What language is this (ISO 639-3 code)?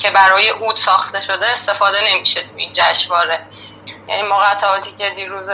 fas